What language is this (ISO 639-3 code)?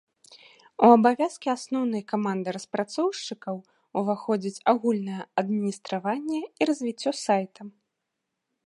bel